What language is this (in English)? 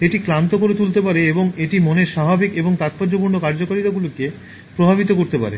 Bangla